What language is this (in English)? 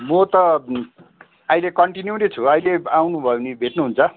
Nepali